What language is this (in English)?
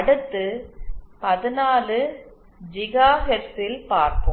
Tamil